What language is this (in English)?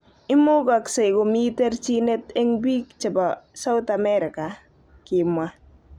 Kalenjin